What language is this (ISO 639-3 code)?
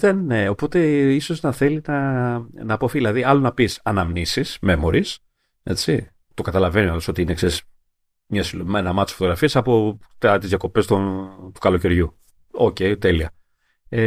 ell